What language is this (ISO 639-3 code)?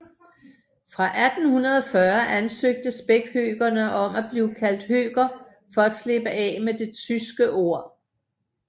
dan